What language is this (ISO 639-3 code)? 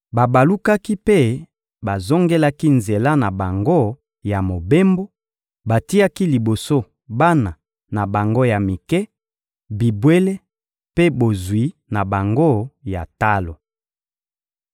lin